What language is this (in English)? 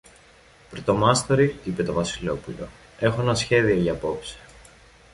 Greek